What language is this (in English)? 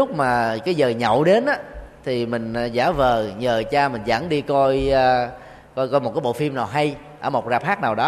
Vietnamese